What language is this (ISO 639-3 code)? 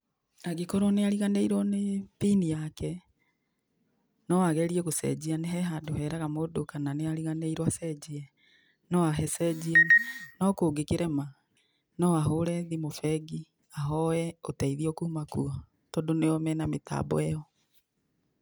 kik